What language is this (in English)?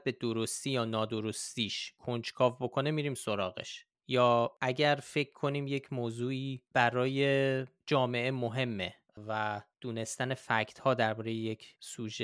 Persian